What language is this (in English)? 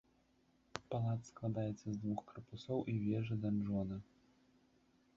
Belarusian